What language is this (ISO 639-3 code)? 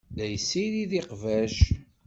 kab